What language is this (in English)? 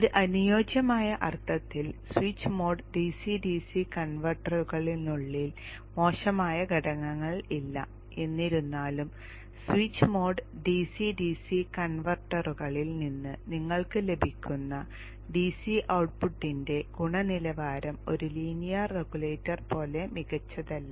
Malayalam